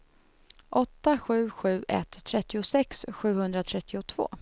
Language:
Swedish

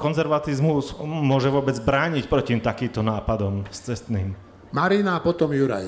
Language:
Slovak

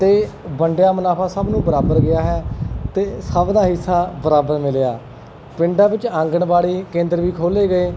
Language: Punjabi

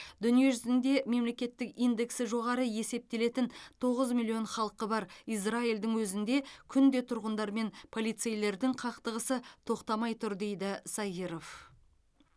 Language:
Kazakh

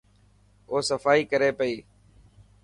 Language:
Dhatki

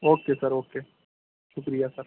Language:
Urdu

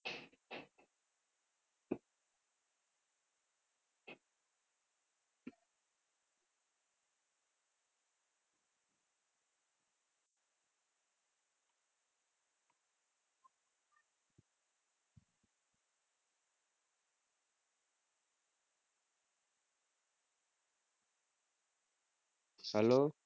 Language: Gujarati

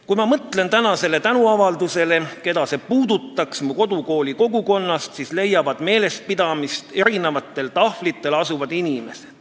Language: Estonian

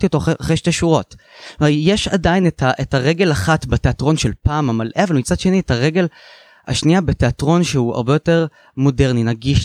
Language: Hebrew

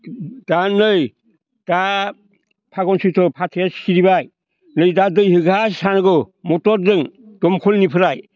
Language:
Bodo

